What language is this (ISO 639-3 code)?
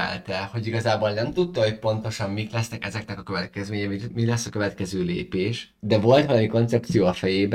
hun